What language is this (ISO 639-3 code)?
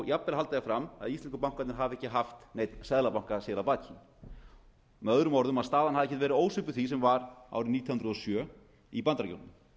isl